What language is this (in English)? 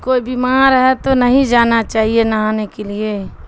Urdu